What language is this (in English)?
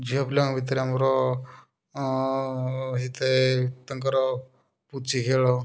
Odia